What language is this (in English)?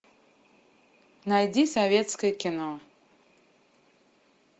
Russian